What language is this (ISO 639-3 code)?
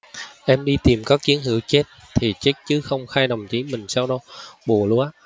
vie